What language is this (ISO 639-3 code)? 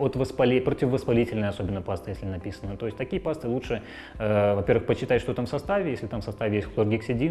rus